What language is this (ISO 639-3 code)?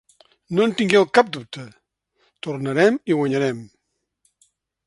cat